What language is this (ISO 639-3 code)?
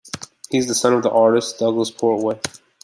eng